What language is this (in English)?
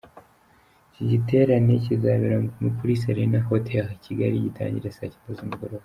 Kinyarwanda